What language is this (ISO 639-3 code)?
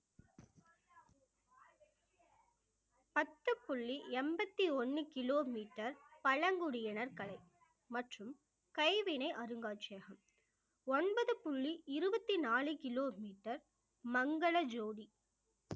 tam